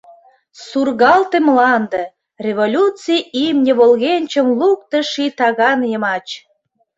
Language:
Mari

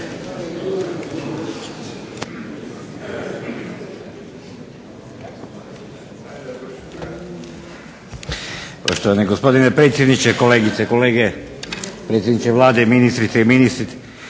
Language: Croatian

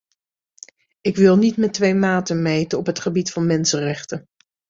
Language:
Dutch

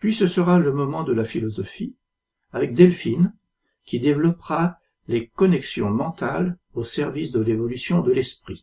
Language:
French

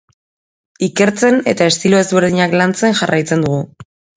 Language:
Basque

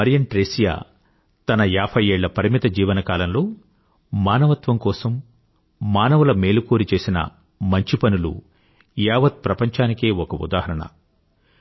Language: Telugu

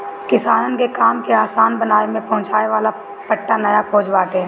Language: Bhojpuri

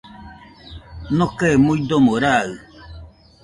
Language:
Nüpode Huitoto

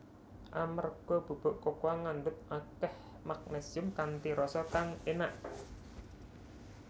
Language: Javanese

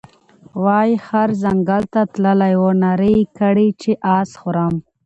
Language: Pashto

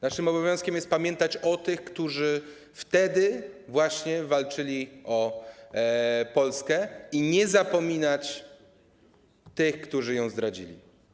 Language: Polish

